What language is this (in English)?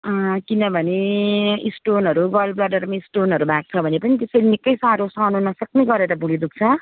Nepali